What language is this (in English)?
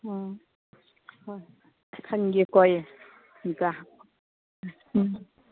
Manipuri